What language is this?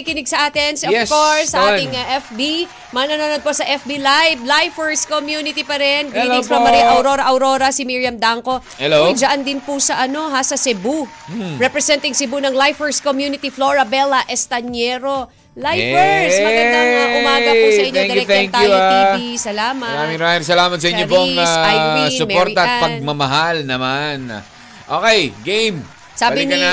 Filipino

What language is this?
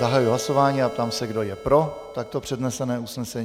Czech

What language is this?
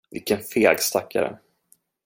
Swedish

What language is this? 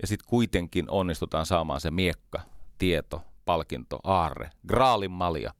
Finnish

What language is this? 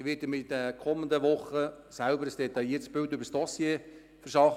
Swiss German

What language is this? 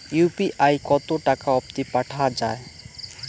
Bangla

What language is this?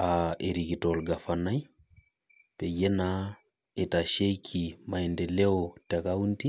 Masai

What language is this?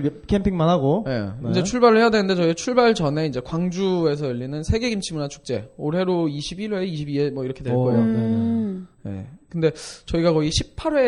Korean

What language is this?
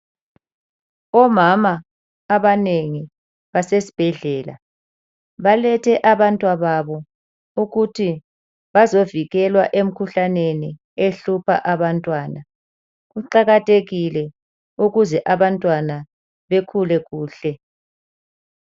North Ndebele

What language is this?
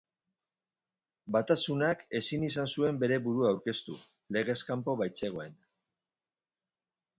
Basque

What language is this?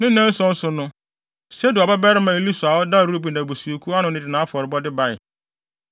Akan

